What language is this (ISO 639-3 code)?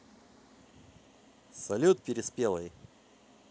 rus